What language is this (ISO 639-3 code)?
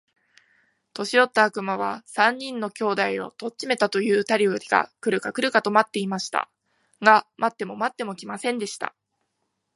jpn